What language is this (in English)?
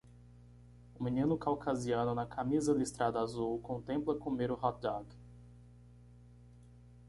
Portuguese